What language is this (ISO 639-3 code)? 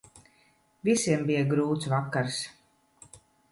lav